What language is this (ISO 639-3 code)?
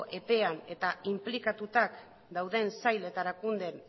eus